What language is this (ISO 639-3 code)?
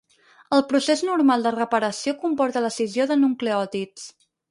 cat